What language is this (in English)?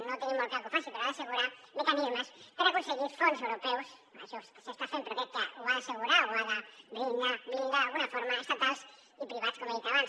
Catalan